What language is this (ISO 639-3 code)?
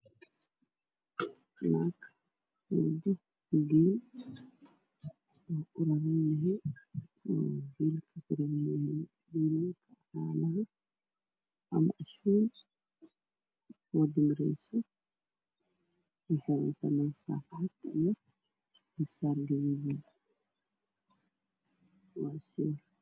som